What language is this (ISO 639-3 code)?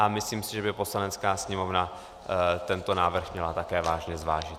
ces